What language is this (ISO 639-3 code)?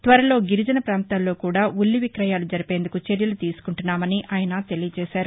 tel